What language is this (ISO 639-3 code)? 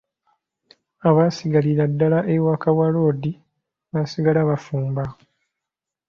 lug